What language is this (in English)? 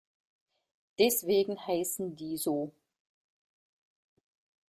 German